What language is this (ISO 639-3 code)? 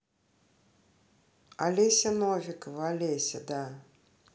rus